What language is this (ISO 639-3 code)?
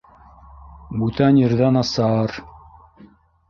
bak